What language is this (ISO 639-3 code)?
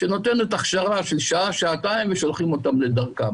heb